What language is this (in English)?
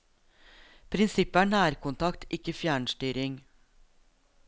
Norwegian